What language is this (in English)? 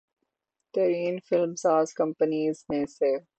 Urdu